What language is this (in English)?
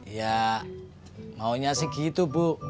Indonesian